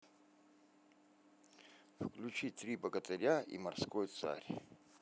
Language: Russian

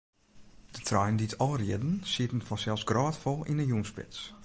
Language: Western Frisian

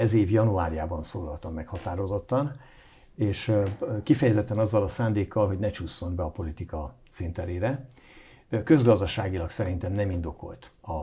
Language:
Hungarian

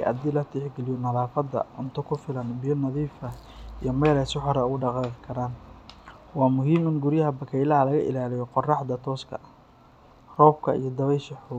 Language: Somali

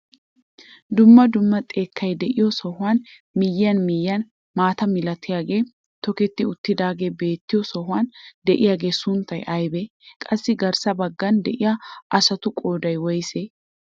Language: Wolaytta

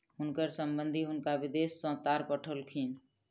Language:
Maithili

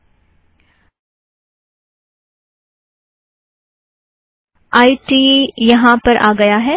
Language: Hindi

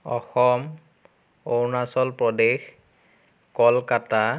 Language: Assamese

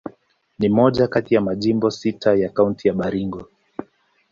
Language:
Swahili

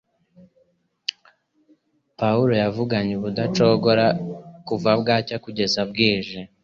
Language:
Kinyarwanda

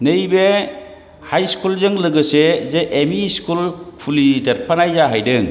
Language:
Bodo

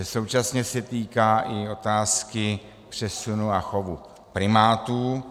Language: Czech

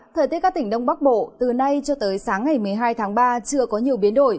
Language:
Vietnamese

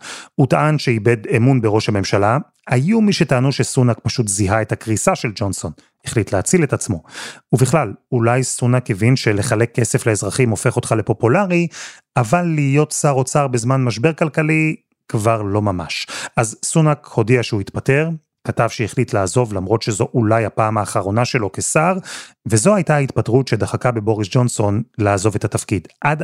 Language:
Hebrew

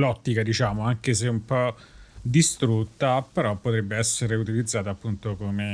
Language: Italian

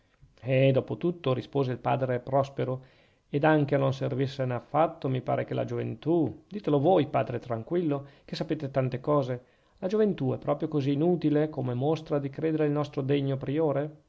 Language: Italian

